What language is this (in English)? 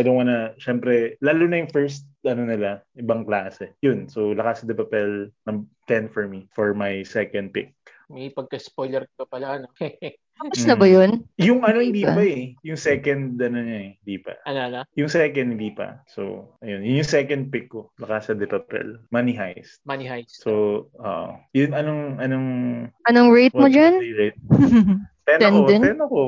Filipino